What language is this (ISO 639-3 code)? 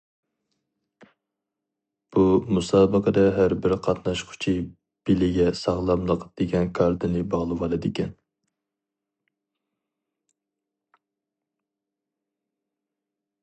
uig